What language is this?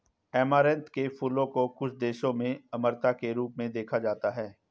Hindi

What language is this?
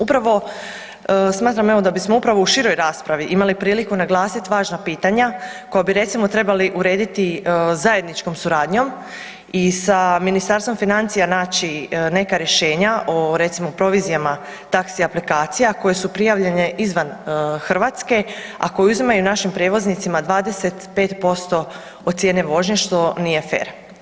Croatian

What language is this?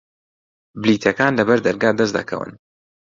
Central Kurdish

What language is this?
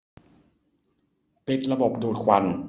Thai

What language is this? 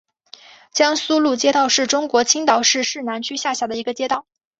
Chinese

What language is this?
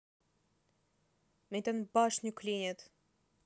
Russian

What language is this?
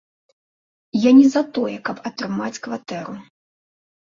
Belarusian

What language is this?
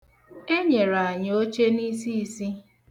Igbo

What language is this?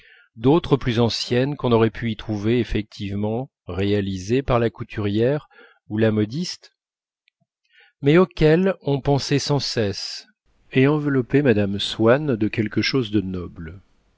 French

